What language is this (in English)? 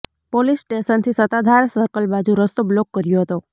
Gujarati